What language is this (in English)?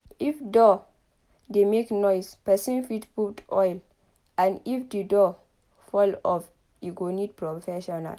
Nigerian Pidgin